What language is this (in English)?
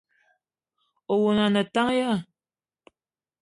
Eton (Cameroon)